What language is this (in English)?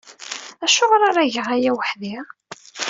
Kabyle